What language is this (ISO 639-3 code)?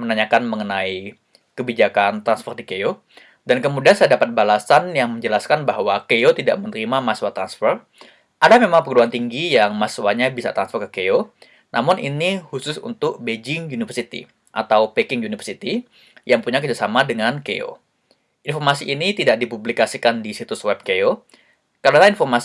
ind